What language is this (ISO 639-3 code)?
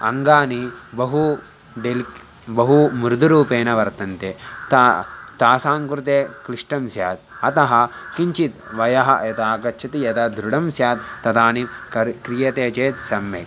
san